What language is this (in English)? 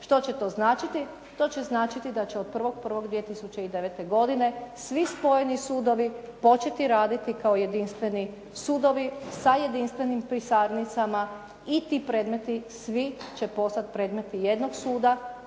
Croatian